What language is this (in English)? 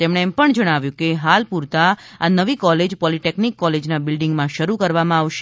Gujarati